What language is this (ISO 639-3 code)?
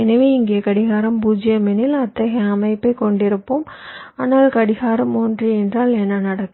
tam